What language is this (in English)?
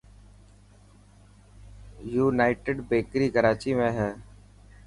Dhatki